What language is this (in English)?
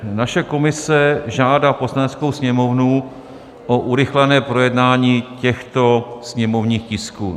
Czech